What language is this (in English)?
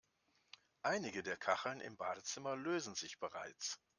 German